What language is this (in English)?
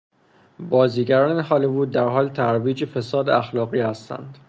Persian